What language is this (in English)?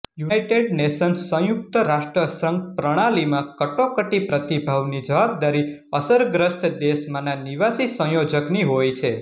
Gujarati